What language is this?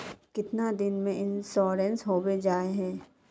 Magahi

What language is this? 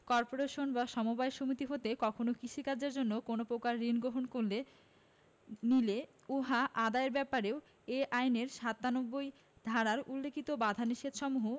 Bangla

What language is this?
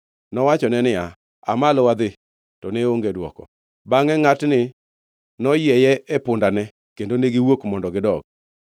Luo (Kenya and Tanzania)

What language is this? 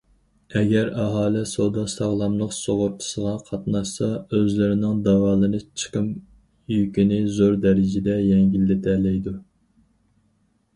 Uyghur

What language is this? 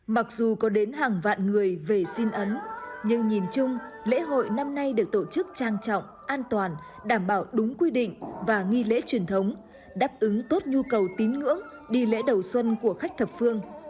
Vietnamese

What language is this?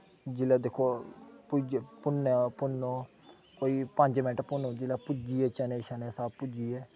Dogri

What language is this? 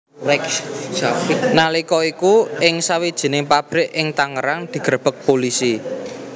Javanese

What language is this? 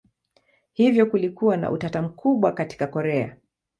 Swahili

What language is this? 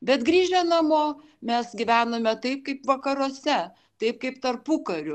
Lithuanian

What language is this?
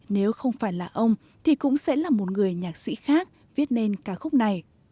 Vietnamese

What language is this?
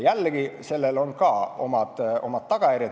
Estonian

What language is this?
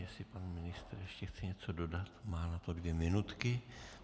Czech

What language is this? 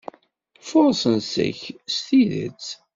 Kabyle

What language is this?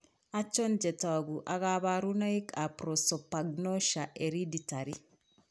Kalenjin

